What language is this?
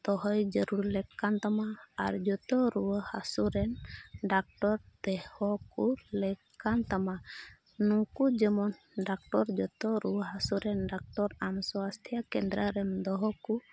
Santali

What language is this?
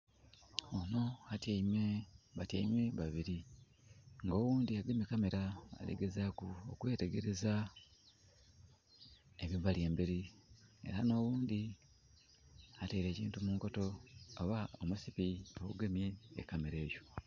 Soga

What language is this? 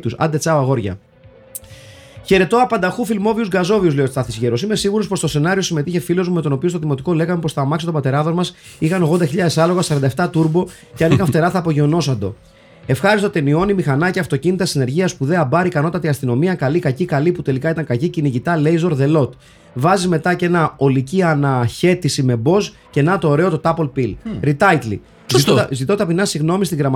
Greek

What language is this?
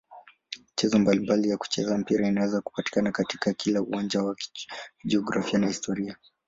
Swahili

